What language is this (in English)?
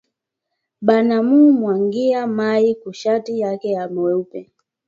Swahili